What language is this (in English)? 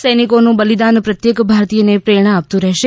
Gujarati